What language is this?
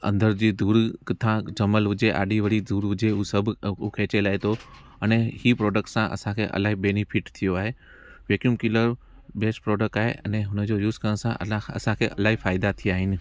Sindhi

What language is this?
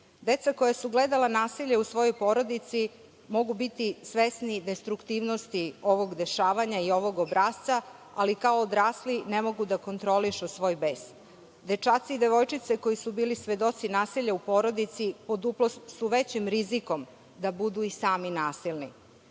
Serbian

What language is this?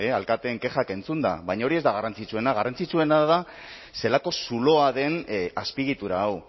Basque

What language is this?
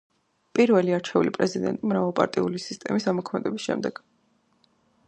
Georgian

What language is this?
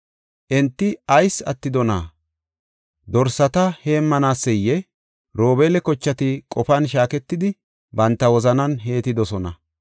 Gofa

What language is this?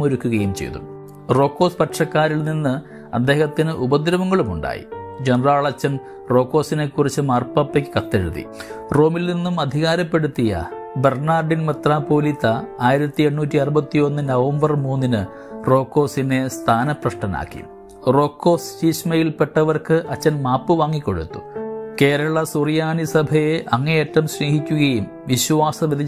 Malayalam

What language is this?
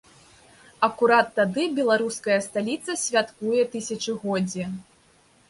Belarusian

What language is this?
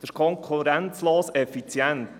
Swiss German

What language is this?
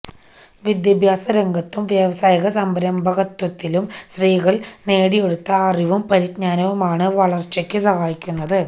Malayalam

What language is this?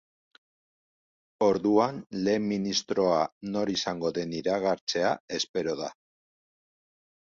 Basque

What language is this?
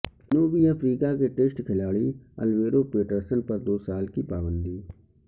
Urdu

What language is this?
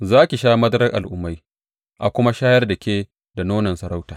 Hausa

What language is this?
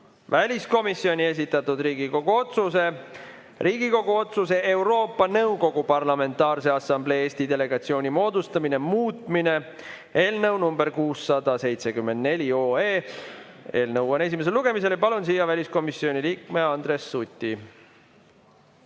Estonian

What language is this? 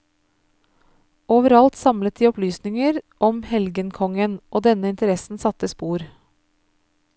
Norwegian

